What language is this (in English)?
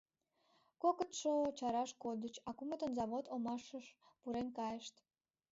Mari